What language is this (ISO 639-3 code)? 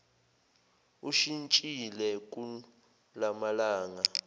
zul